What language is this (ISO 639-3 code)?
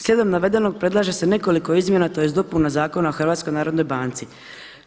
hrv